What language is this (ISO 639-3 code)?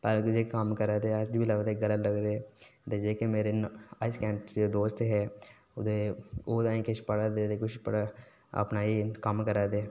doi